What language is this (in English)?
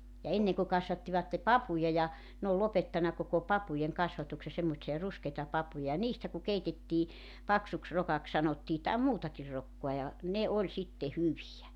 Finnish